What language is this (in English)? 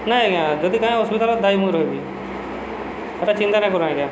Odia